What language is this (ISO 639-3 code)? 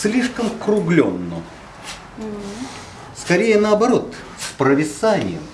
rus